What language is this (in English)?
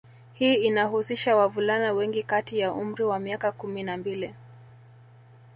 Swahili